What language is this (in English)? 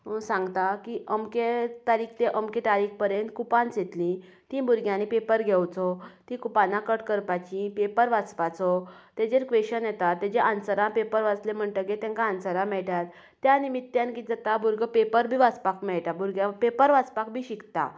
Konkani